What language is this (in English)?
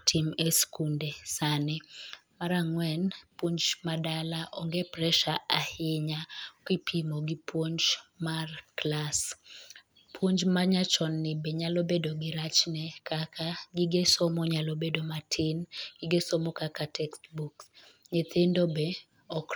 Luo (Kenya and Tanzania)